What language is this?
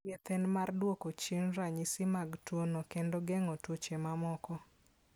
Luo (Kenya and Tanzania)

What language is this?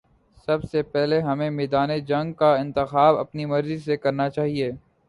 Urdu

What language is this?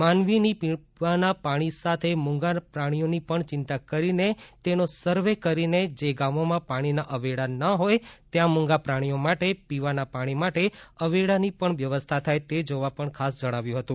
Gujarati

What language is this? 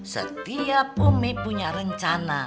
Indonesian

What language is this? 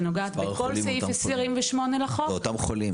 Hebrew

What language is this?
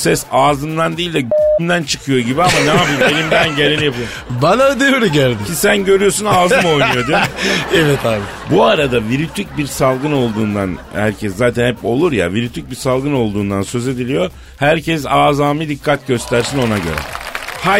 Turkish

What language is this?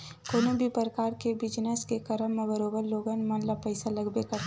Chhattisgarhi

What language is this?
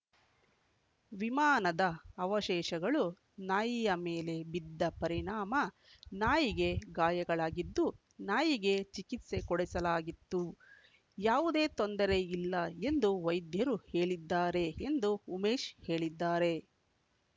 Kannada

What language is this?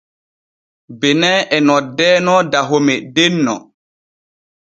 Borgu Fulfulde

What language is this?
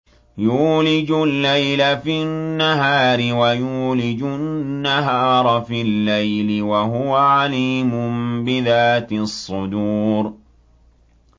Arabic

